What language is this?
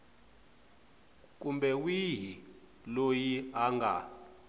Tsonga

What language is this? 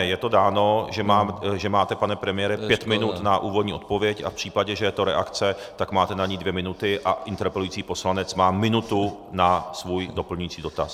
Czech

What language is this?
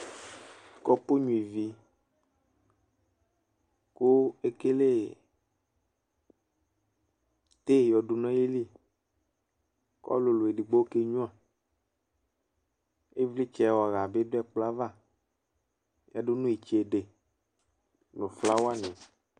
Ikposo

